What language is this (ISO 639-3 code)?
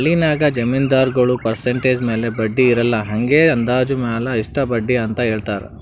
kan